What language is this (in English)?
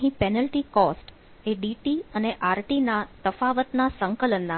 Gujarati